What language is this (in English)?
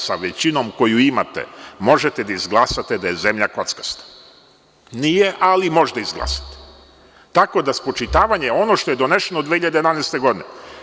Serbian